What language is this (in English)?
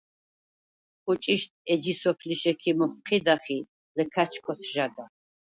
Svan